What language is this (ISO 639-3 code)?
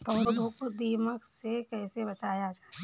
hin